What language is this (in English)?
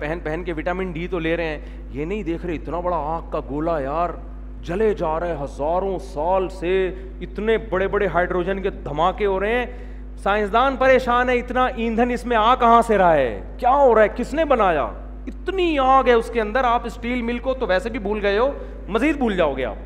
Urdu